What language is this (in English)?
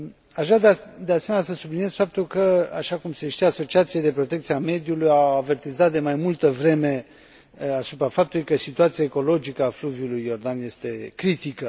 Romanian